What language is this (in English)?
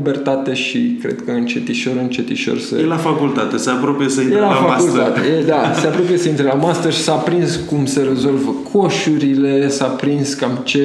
Romanian